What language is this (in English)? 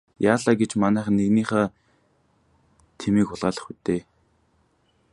Mongolian